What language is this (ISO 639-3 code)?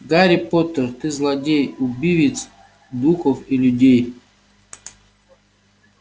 rus